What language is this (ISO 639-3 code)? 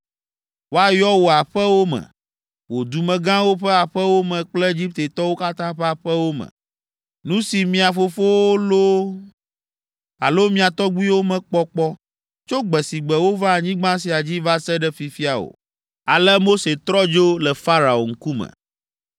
ewe